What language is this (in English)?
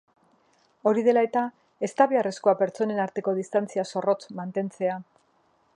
Basque